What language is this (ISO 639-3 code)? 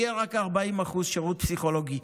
heb